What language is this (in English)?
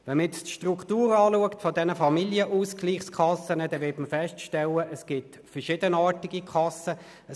Swiss German